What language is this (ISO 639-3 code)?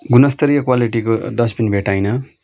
nep